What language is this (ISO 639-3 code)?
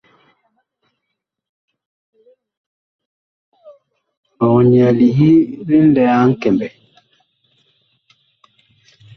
bkh